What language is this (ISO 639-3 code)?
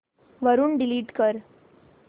mar